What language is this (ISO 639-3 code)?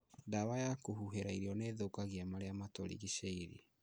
kik